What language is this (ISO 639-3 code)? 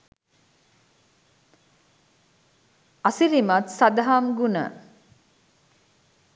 sin